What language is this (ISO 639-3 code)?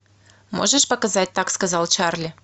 rus